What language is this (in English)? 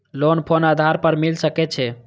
Maithili